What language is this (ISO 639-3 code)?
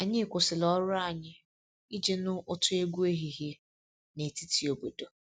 ibo